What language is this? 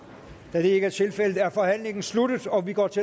Danish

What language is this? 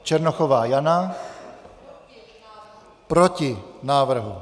Czech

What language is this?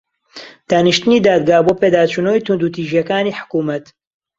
Central Kurdish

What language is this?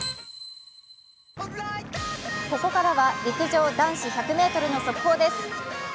Japanese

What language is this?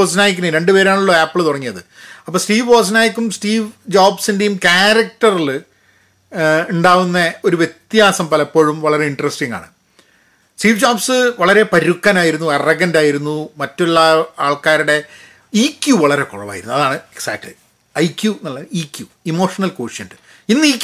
Malayalam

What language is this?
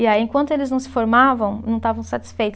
Portuguese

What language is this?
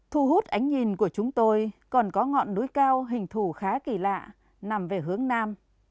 Vietnamese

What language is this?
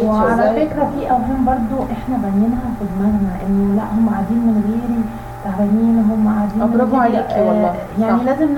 Arabic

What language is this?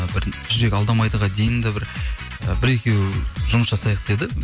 Kazakh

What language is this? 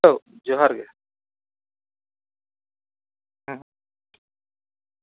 Santali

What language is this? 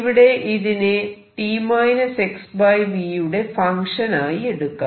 Malayalam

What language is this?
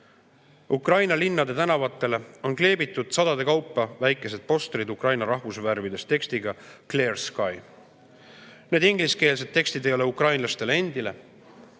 Estonian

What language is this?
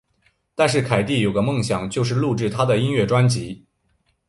Chinese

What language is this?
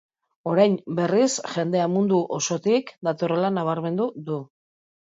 Basque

